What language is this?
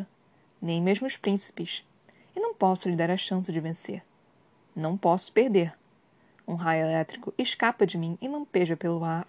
Portuguese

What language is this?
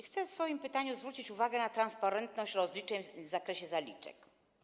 Polish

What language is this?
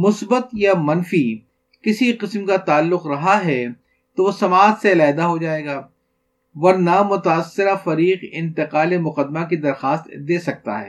Urdu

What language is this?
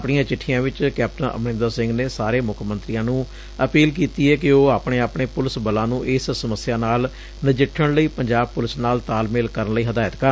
Punjabi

